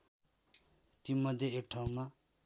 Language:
Nepali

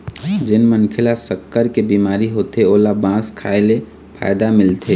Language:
Chhattisgarhi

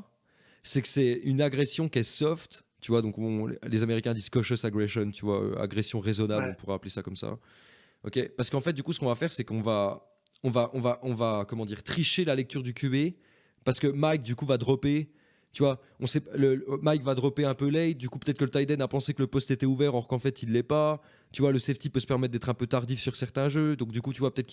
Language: French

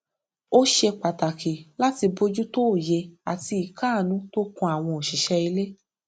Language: Yoruba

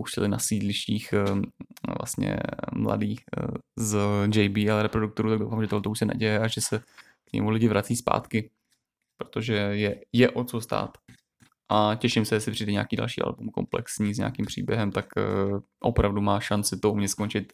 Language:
Czech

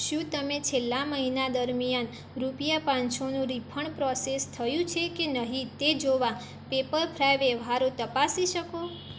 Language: Gujarati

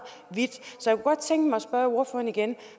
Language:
Danish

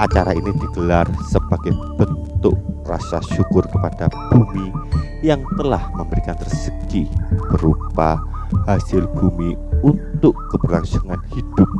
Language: Indonesian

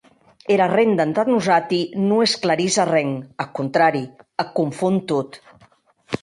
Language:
Occitan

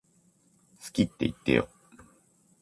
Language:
Japanese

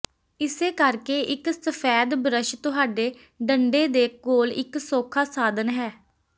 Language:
Punjabi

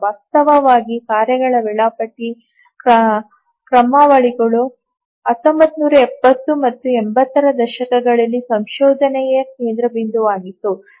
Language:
Kannada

